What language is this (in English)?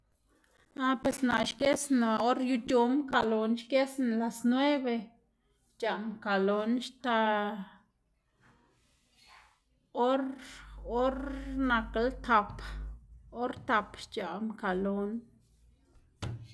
Xanaguía Zapotec